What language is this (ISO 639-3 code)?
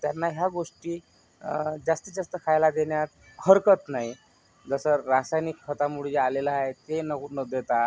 mar